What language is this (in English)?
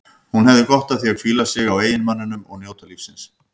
Icelandic